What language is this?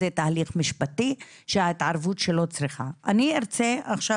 Hebrew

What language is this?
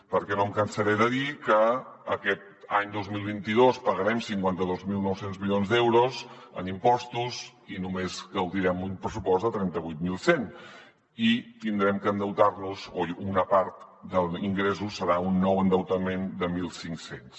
Catalan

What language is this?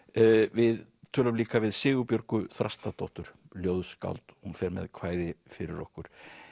Icelandic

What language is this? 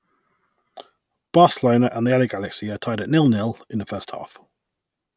English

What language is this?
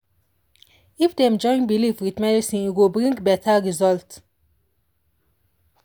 Nigerian Pidgin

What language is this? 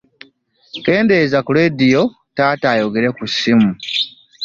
Ganda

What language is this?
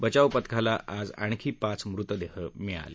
Marathi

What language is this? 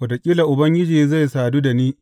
Hausa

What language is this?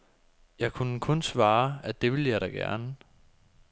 Danish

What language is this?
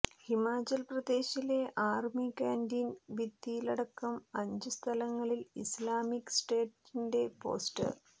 Malayalam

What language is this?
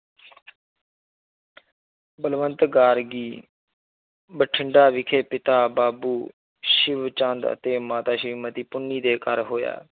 Punjabi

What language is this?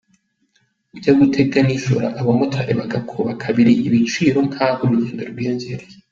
Kinyarwanda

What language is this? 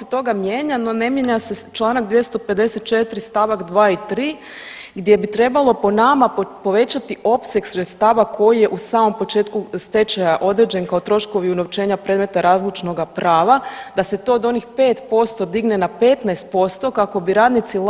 Croatian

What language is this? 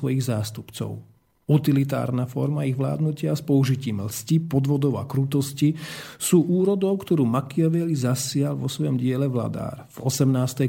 Slovak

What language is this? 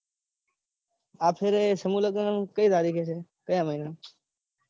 Gujarati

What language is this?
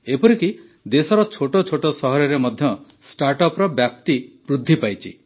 Odia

